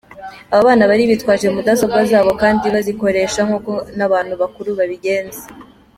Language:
Kinyarwanda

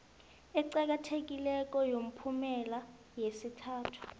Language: South Ndebele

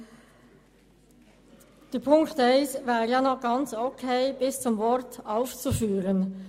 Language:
Swiss German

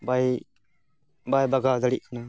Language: Santali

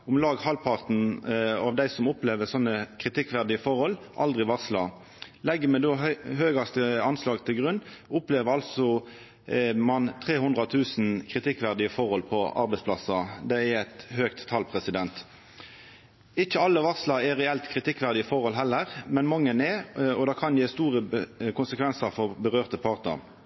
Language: Norwegian Nynorsk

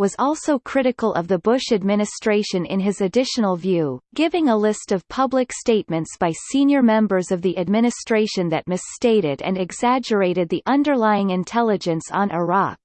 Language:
English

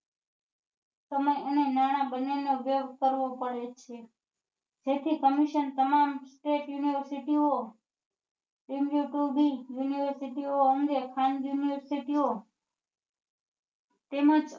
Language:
Gujarati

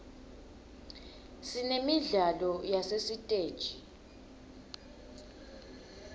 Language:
Swati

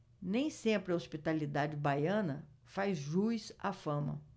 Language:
Portuguese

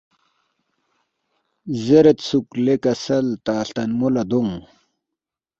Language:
Balti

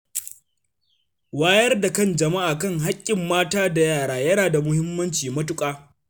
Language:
Hausa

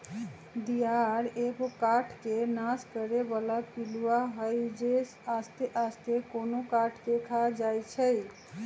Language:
Magahi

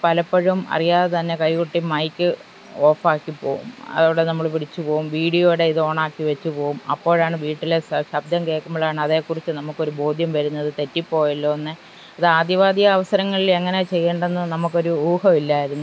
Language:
Malayalam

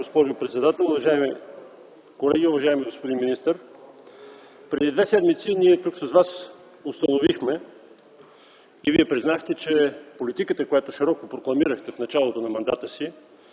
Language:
Bulgarian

